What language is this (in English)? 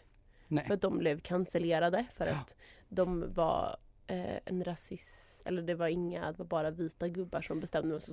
Swedish